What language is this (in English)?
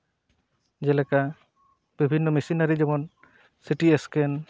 Santali